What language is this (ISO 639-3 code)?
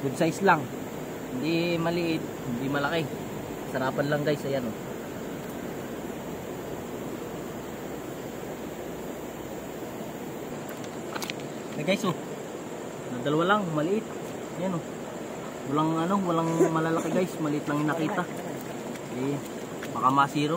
fil